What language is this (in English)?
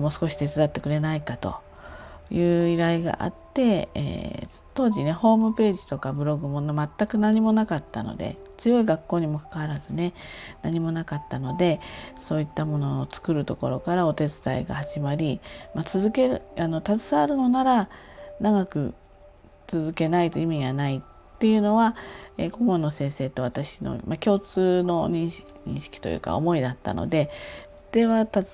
Japanese